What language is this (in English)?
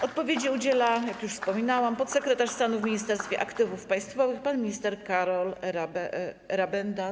Polish